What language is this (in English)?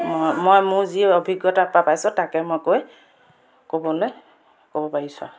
Assamese